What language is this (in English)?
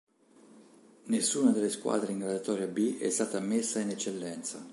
Italian